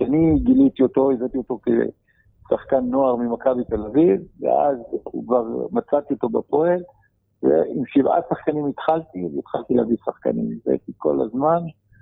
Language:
Hebrew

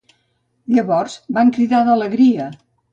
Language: Catalan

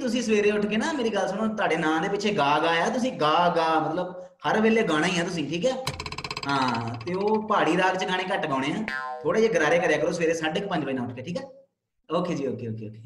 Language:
Punjabi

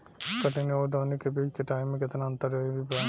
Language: Bhojpuri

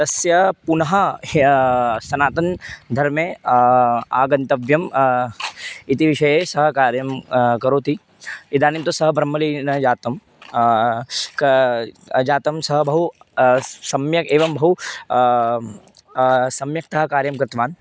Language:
Sanskrit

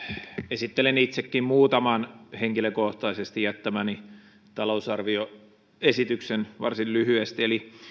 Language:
Finnish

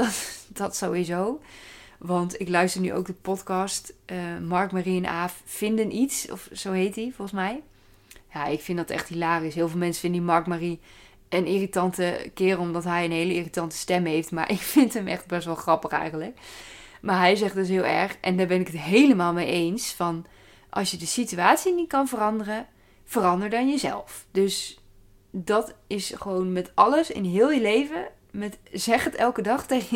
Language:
Dutch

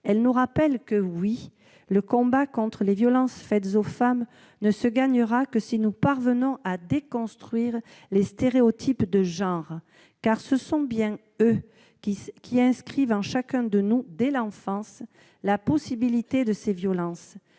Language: French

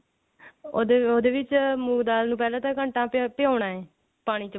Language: Punjabi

